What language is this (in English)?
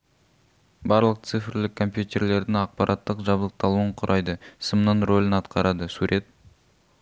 Kazakh